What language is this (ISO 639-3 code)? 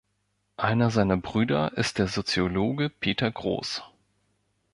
deu